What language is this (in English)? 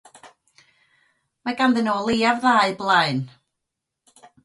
Welsh